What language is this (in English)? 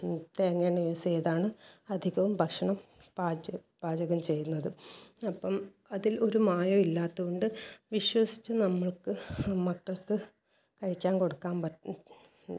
Malayalam